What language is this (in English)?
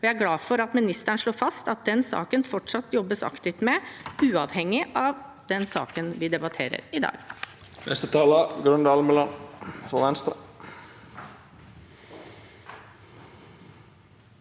Norwegian